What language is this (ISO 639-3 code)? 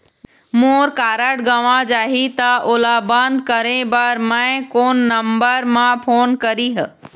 hne